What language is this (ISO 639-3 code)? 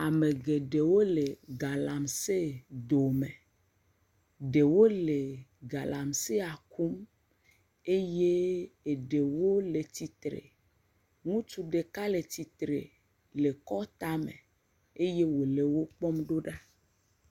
ewe